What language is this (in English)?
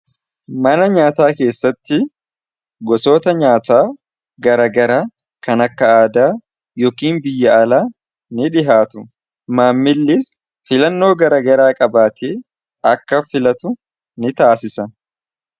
Oromo